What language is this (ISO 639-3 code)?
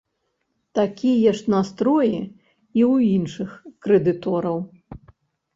bel